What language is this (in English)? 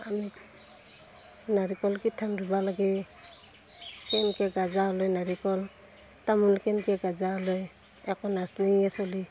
Assamese